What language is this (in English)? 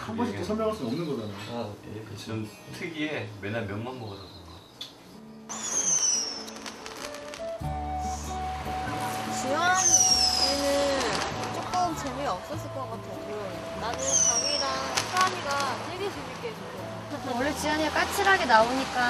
Korean